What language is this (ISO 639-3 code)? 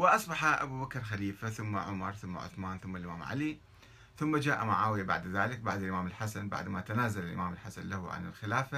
ara